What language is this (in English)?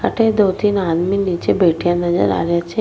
Rajasthani